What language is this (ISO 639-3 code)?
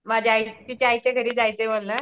mar